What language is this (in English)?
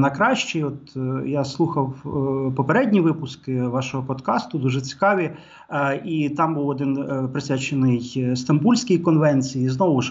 Ukrainian